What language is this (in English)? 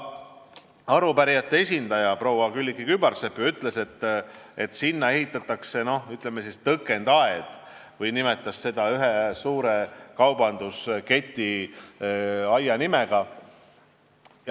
Estonian